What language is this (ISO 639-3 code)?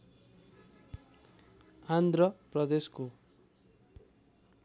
nep